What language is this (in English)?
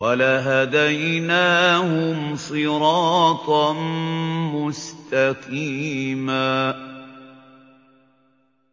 Arabic